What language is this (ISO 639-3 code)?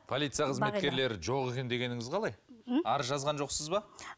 kaz